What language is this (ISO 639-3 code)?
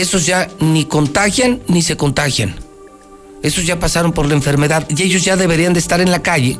spa